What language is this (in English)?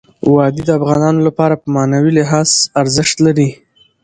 Pashto